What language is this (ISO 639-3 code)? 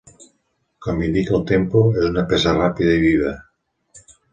cat